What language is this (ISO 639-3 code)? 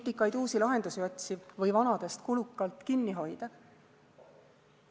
est